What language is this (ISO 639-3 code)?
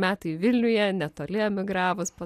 lit